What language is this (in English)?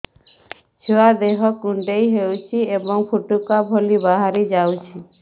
Odia